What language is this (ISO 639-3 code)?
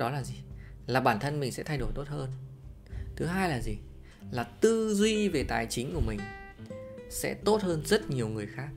vie